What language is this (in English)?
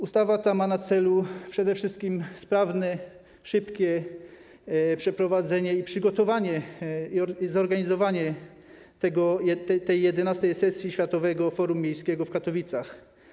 Polish